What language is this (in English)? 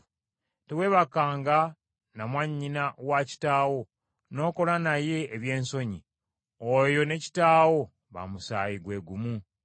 Ganda